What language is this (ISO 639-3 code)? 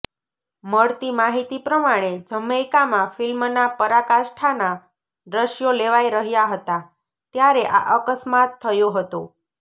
guj